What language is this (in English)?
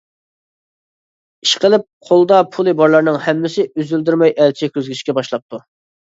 Uyghur